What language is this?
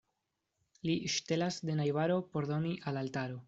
Esperanto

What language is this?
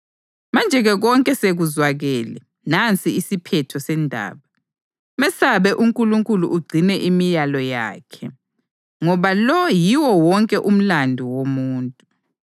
North Ndebele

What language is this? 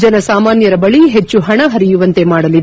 Kannada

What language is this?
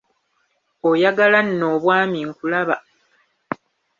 Ganda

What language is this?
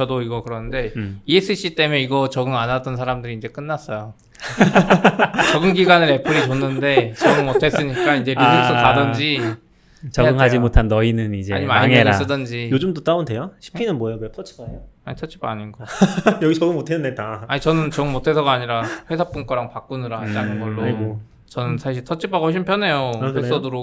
Korean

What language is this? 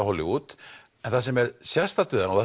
Icelandic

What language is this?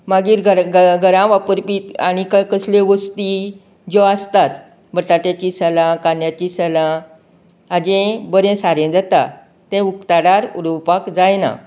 Konkani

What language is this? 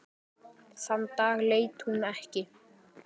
Icelandic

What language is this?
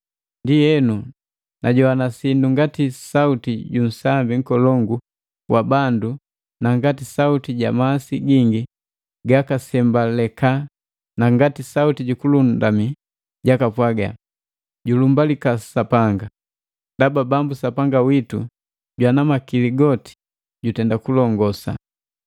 Matengo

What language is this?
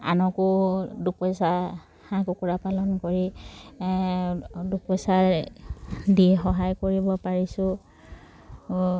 Assamese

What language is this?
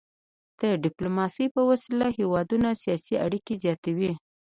Pashto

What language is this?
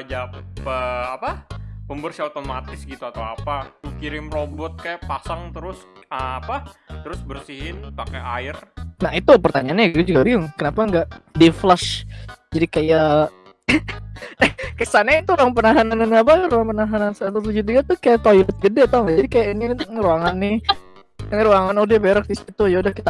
Indonesian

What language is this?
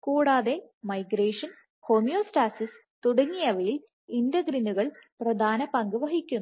Malayalam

